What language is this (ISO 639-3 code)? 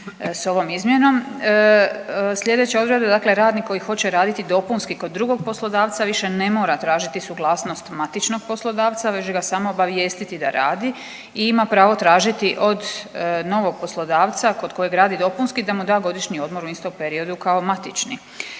hrv